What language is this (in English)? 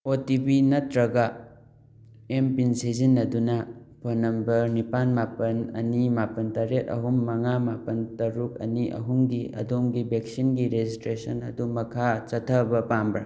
Manipuri